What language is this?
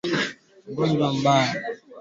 Swahili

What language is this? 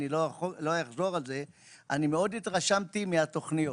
Hebrew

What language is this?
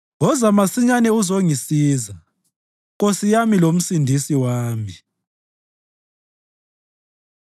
North Ndebele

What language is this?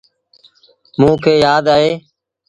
Sindhi Bhil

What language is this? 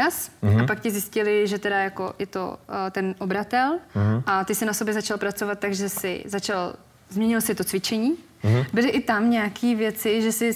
Czech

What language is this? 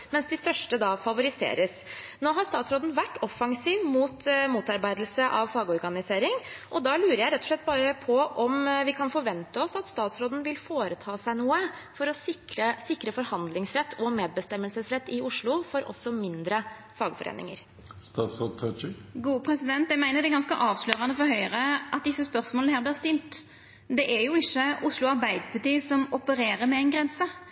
Norwegian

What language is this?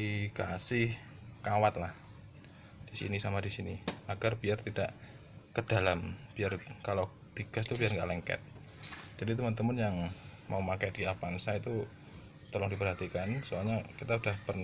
Indonesian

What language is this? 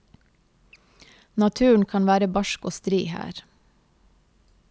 Norwegian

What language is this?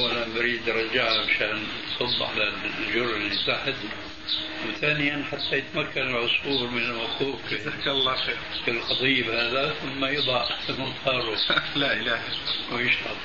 Arabic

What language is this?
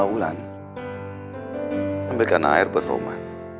Indonesian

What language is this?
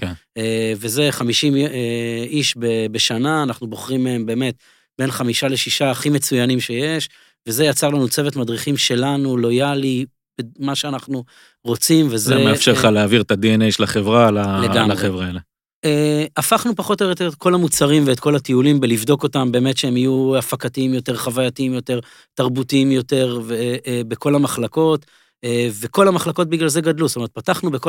Hebrew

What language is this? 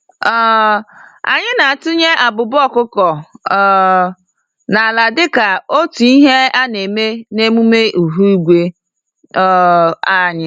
Igbo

